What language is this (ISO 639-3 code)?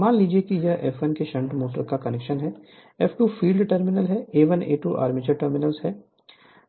hin